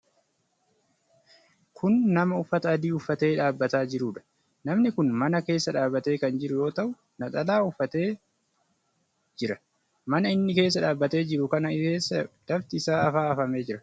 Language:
Oromo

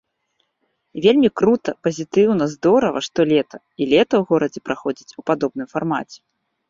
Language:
Belarusian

